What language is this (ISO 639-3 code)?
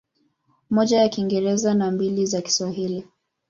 swa